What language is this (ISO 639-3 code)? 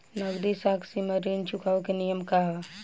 bho